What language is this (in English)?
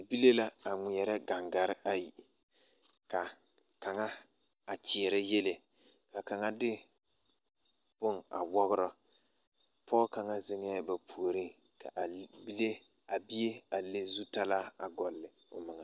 Southern Dagaare